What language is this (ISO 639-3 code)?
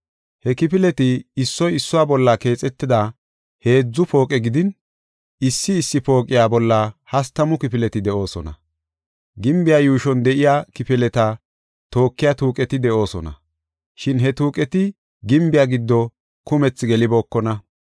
gof